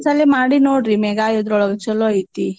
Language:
Kannada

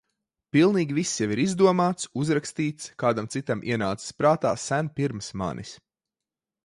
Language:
Latvian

